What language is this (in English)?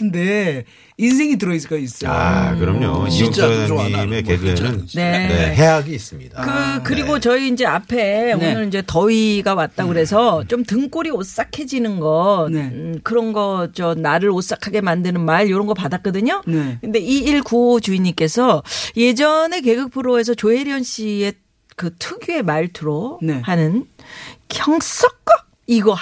Korean